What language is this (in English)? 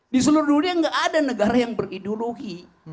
Indonesian